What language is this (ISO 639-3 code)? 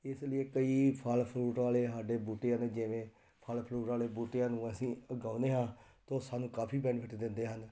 pan